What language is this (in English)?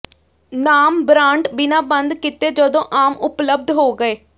Punjabi